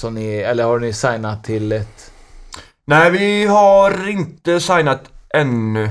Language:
Swedish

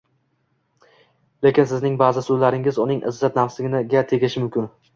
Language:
Uzbek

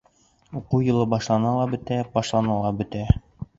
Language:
Bashkir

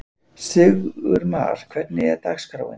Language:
Icelandic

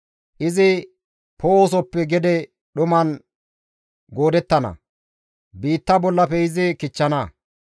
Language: Gamo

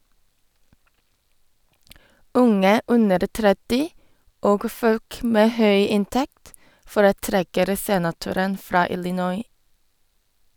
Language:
Norwegian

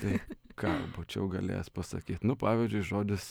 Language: Lithuanian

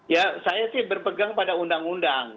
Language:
Indonesian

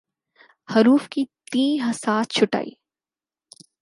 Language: Urdu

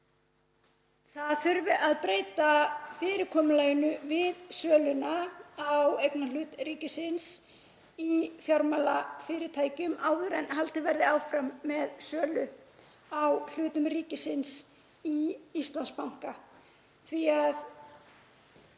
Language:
Icelandic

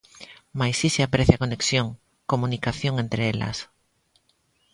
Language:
Galician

